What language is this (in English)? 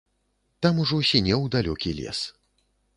Belarusian